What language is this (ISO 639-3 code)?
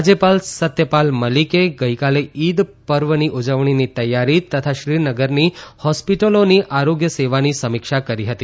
guj